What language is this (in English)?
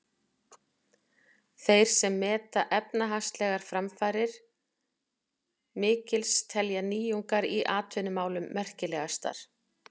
Icelandic